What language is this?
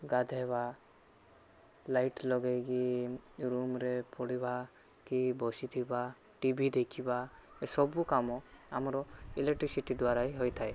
Odia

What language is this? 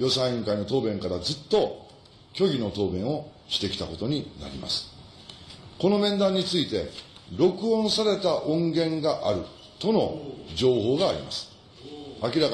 Japanese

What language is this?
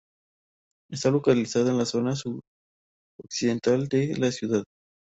Spanish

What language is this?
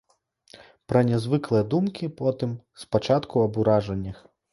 Belarusian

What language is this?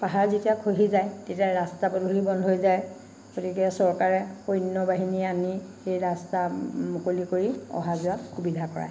Assamese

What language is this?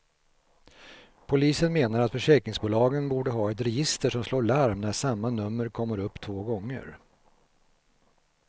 Swedish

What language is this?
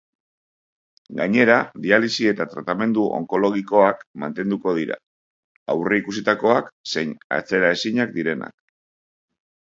Basque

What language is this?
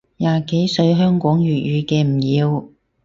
Cantonese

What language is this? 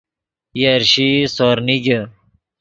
Yidgha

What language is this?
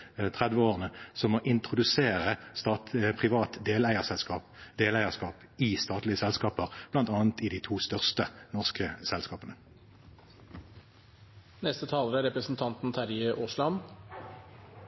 Norwegian Bokmål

